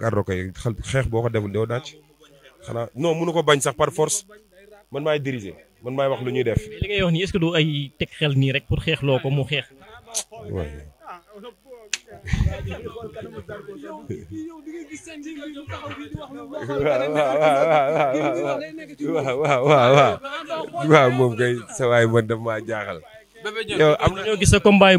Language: Indonesian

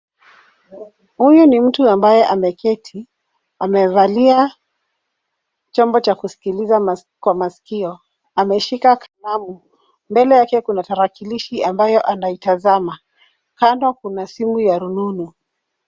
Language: Swahili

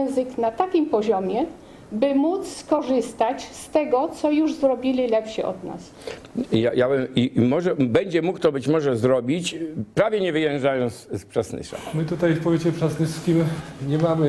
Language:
Polish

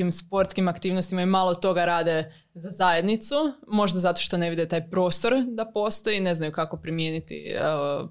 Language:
Croatian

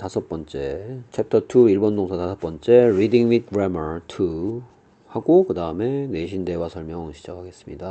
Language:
Korean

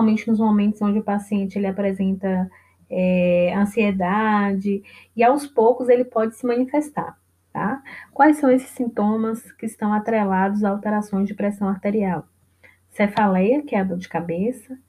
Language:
Portuguese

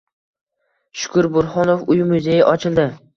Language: Uzbek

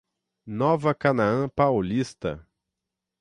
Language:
Portuguese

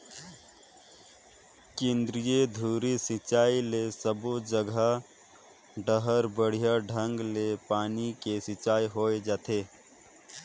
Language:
Chhattisgarhi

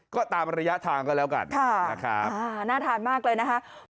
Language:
Thai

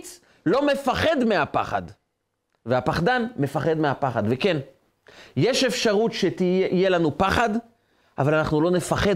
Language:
Hebrew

